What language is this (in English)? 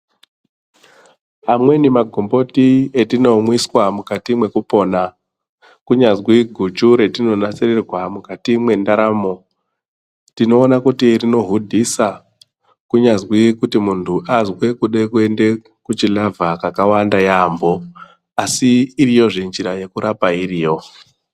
Ndau